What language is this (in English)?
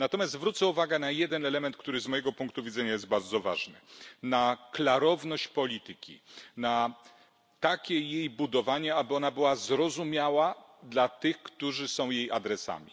Polish